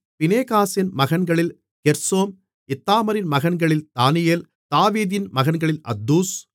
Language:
Tamil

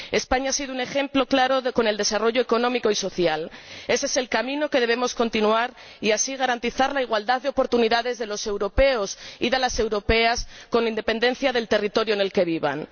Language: Spanish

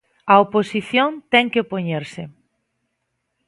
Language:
Galician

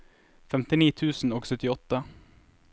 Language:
Norwegian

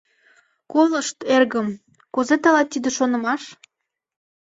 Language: Mari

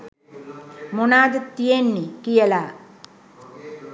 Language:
Sinhala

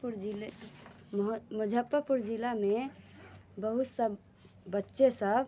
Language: Maithili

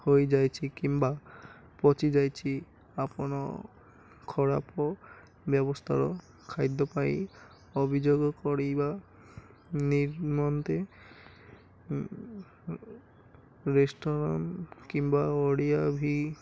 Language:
Odia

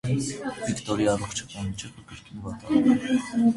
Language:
Armenian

